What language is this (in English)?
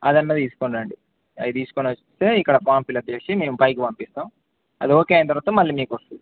Telugu